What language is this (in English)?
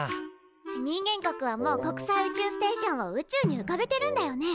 Japanese